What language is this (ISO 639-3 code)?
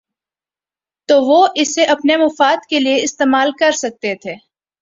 urd